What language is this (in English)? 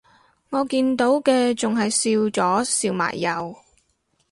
Cantonese